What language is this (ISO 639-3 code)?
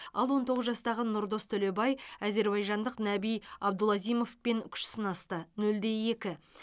kaz